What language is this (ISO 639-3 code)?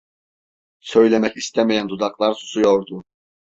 tur